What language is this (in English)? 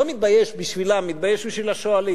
Hebrew